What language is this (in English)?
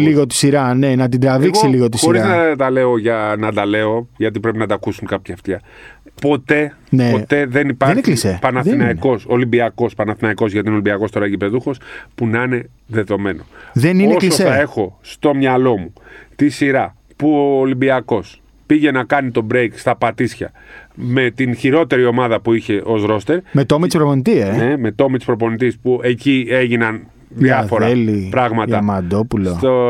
Greek